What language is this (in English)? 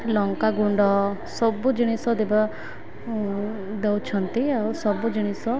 Odia